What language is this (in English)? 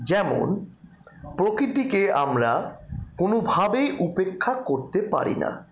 Bangla